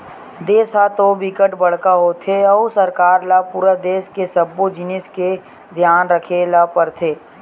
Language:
Chhattisgarhi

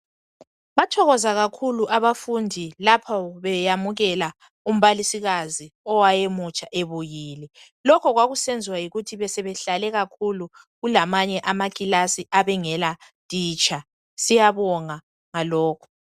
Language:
North Ndebele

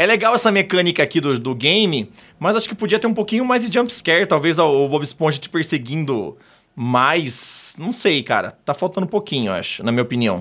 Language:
Portuguese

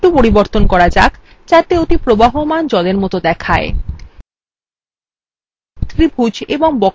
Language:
Bangla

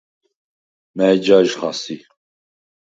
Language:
Svan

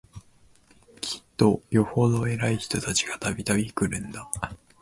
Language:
Japanese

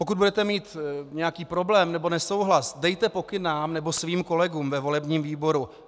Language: Czech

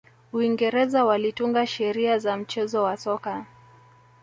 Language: Swahili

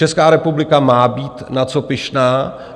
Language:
Czech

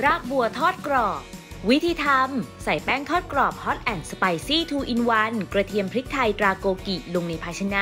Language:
Thai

